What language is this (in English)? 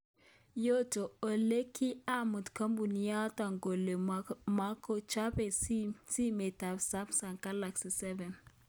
Kalenjin